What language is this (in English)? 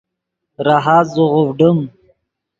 Yidgha